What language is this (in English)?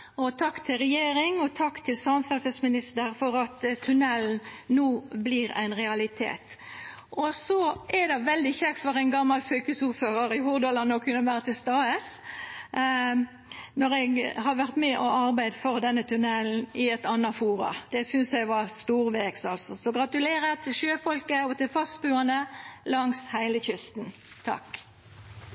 Norwegian Nynorsk